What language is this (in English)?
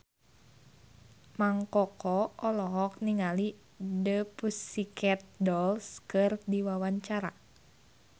Sundanese